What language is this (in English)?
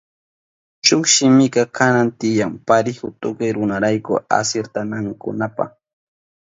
Southern Pastaza Quechua